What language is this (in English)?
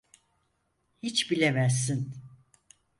Turkish